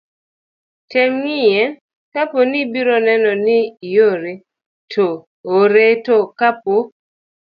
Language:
Luo (Kenya and Tanzania)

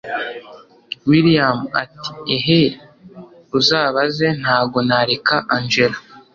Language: Kinyarwanda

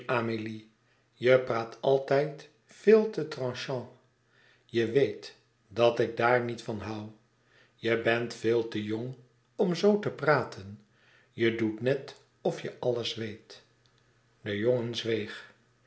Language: Dutch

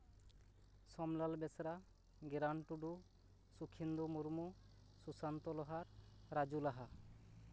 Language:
Santali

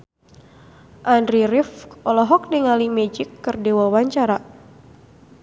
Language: Sundanese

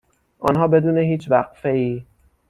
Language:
Persian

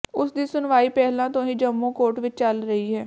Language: Punjabi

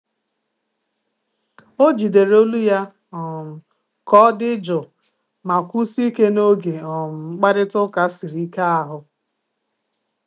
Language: Igbo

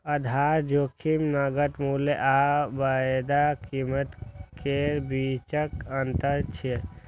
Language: Maithili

